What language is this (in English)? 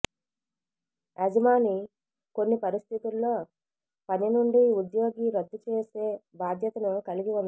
Telugu